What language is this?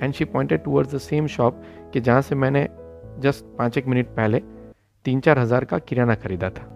Hindi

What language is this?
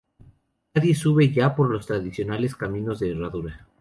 Spanish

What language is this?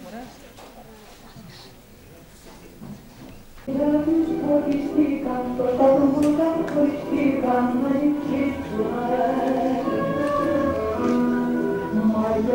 Greek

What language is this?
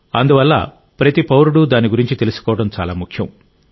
Telugu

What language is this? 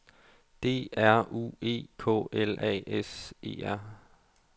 Danish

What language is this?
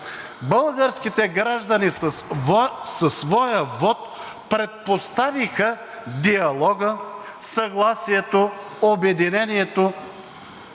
Bulgarian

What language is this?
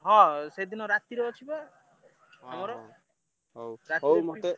Odia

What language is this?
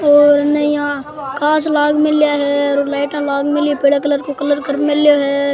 Rajasthani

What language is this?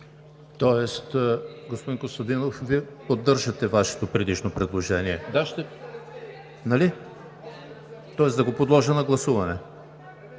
Bulgarian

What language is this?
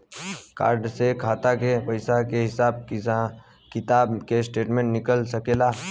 Bhojpuri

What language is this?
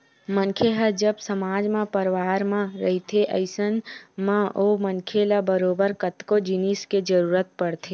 Chhattisgarhi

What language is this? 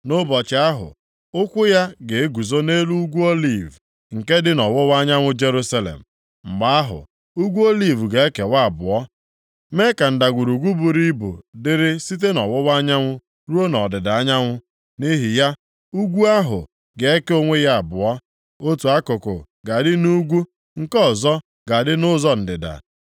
Igbo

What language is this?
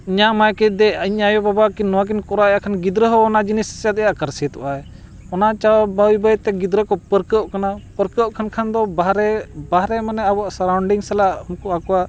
Santali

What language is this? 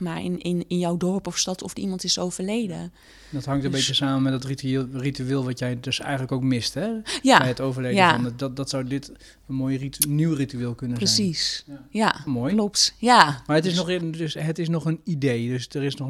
Dutch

